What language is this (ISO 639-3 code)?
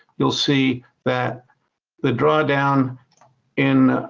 eng